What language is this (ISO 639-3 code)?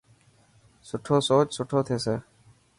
mki